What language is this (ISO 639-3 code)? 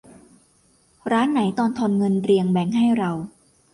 tha